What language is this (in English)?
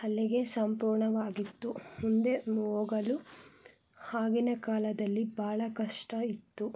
Kannada